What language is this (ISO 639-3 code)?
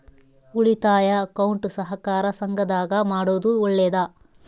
kan